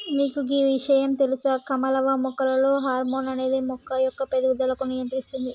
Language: Telugu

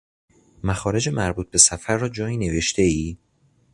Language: Persian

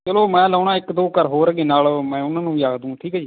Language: Punjabi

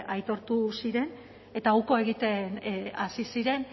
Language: Basque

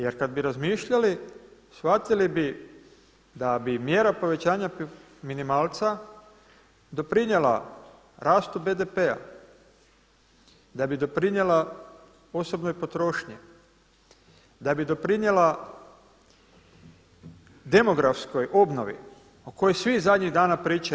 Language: Croatian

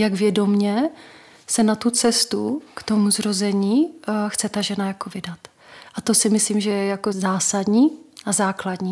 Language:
Czech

